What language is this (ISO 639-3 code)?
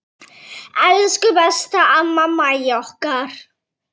isl